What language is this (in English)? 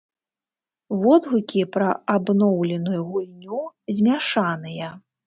Belarusian